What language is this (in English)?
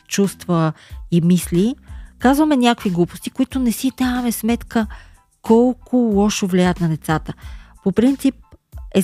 Bulgarian